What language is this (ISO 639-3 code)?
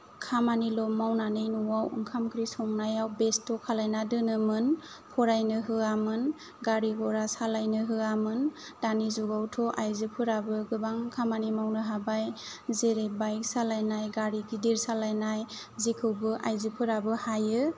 brx